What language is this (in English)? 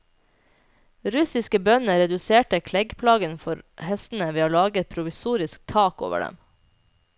Norwegian